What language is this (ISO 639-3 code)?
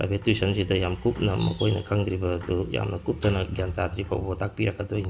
mni